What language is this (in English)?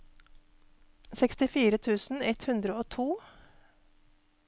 Norwegian